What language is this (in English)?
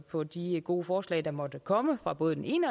Danish